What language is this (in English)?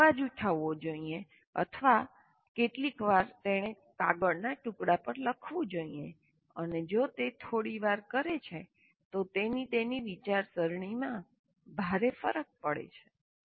Gujarati